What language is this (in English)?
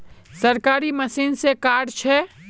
Magahi